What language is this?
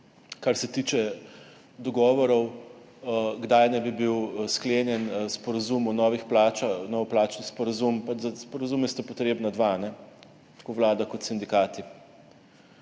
Slovenian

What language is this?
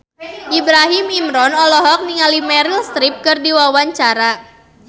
Sundanese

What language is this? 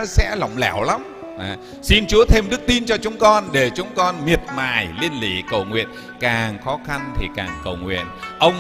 Vietnamese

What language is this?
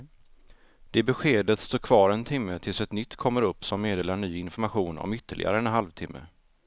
Swedish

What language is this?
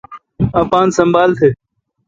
Kalkoti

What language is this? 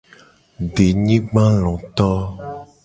Gen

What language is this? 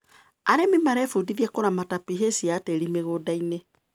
Kikuyu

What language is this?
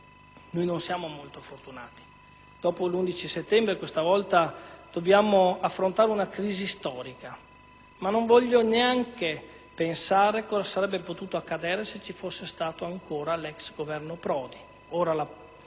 Italian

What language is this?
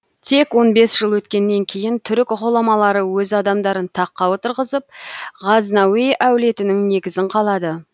Kazakh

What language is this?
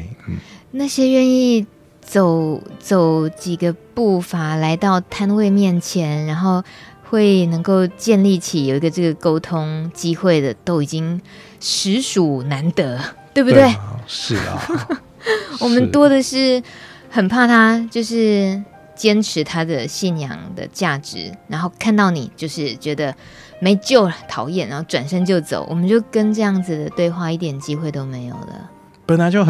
Chinese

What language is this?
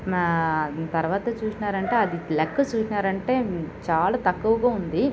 Telugu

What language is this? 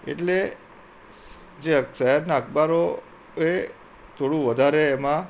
Gujarati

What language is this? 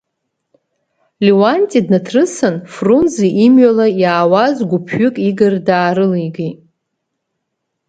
Abkhazian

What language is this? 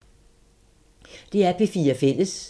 Danish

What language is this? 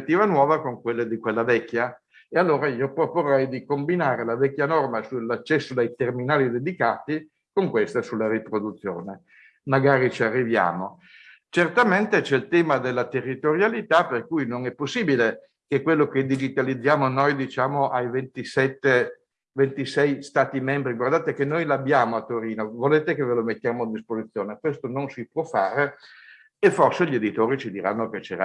Italian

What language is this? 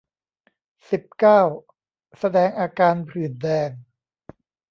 Thai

